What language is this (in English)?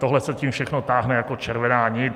Czech